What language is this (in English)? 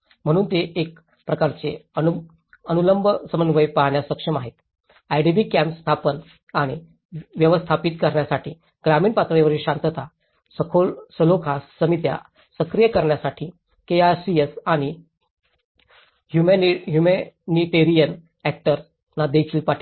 Marathi